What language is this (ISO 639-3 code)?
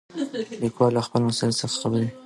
pus